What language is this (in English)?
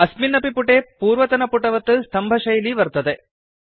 Sanskrit